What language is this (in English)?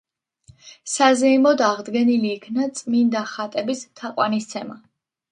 Georgian